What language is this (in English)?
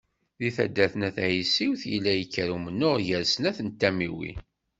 Kabyle